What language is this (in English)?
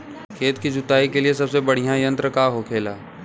Bhojpuri